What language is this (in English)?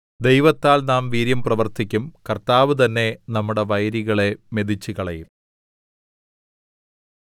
Malayalam